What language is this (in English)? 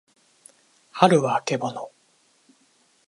Japanese